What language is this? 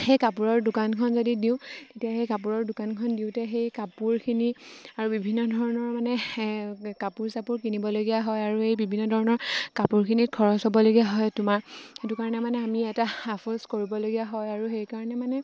Assamese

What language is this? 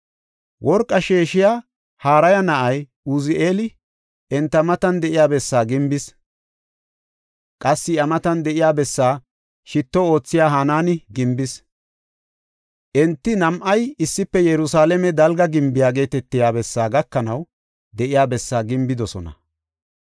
Gofa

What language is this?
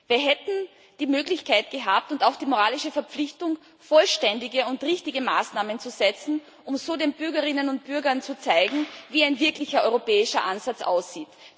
German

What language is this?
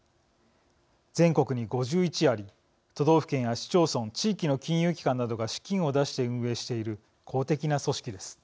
Japanese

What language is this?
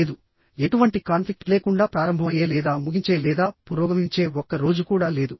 Telugu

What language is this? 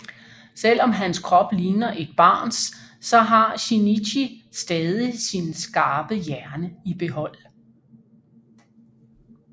Danish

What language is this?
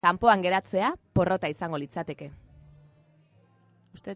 Basque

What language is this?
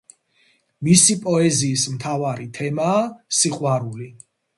Georgian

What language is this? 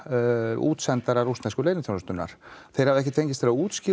Icelandic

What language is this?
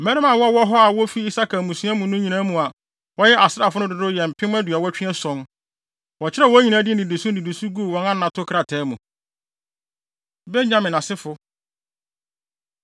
Akan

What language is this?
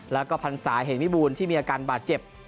Thai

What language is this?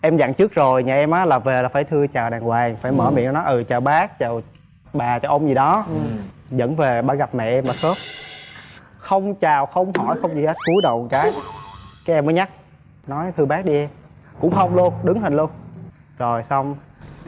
Vietnamese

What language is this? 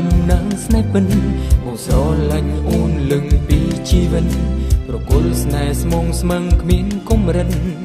Thai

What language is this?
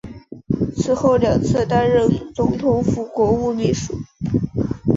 Chinese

